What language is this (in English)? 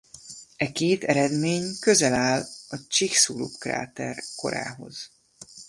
Hungarian